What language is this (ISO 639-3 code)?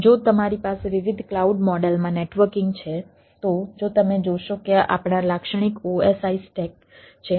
guj